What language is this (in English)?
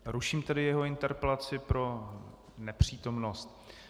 Czech